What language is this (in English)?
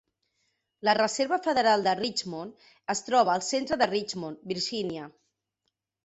Catalan